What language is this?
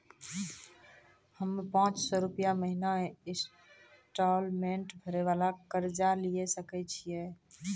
Maithili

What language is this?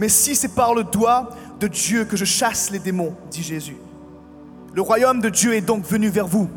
French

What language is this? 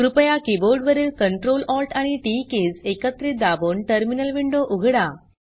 Marathi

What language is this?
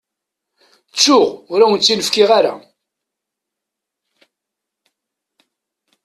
Kabyle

